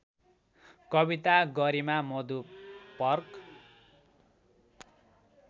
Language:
Nepali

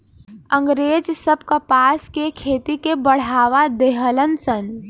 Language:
Bhojpuri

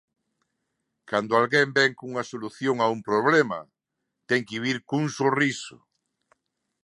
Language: Galician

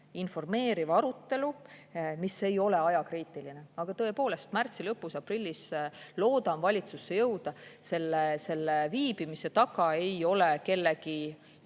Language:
Estonian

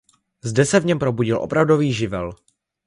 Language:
Czech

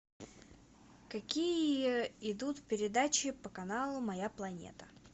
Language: Russian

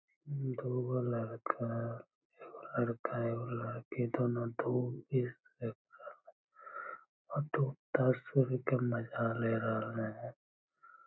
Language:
Magahi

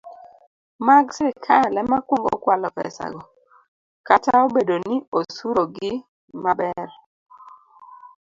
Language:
Luo (Kenya and Tanzania)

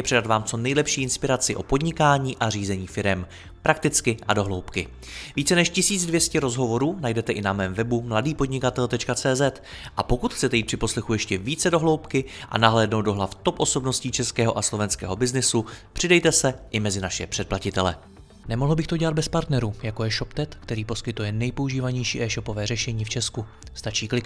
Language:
Czech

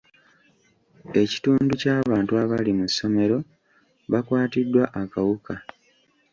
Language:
Ganda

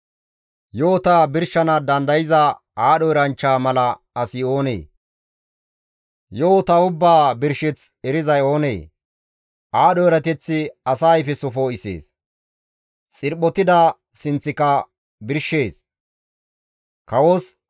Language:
Gamo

